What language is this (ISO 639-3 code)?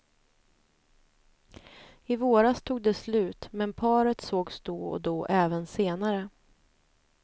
swe